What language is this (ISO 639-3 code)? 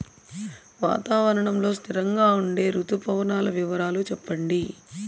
tel